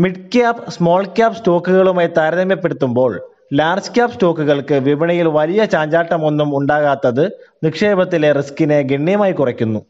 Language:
Malayalam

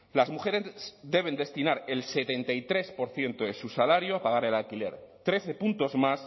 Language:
Spanish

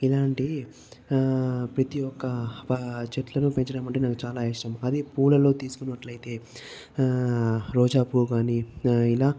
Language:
Telugu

